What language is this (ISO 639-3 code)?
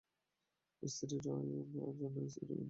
ben